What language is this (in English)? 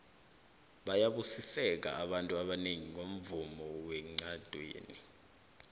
South Ndebele